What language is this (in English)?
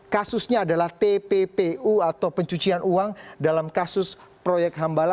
Indonesian